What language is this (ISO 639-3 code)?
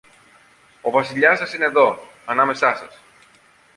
ell